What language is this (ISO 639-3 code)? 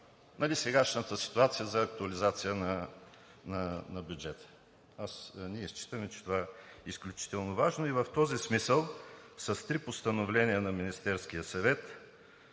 bul